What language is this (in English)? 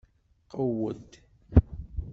Kabyle